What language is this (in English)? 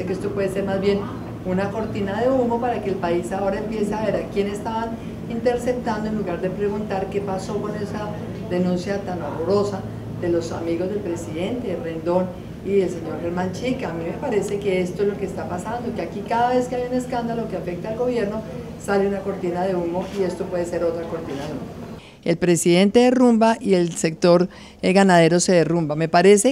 Spanish